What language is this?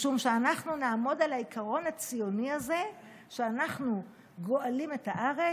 Hebrew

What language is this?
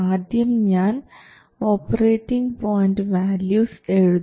Malayalam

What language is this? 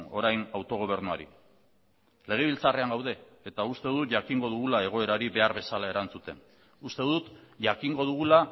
Basque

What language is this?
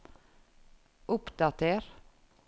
Norwegian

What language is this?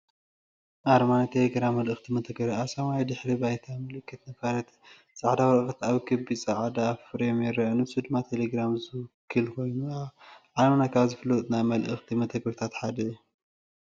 Tigrinya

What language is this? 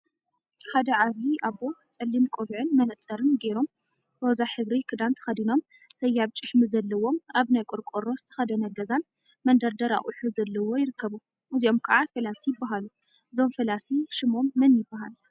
Tigrinya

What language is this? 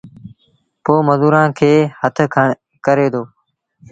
Sindhi Bhil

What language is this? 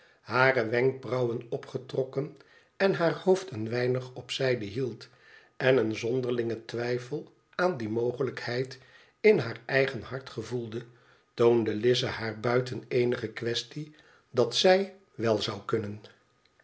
Dutch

